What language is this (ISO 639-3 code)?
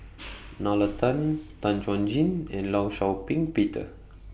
eng